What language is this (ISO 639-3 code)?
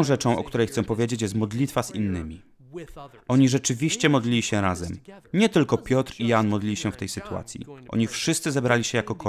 pol